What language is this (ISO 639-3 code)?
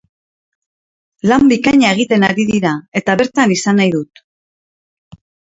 eus